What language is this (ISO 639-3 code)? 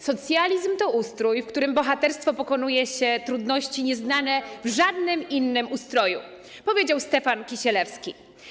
pol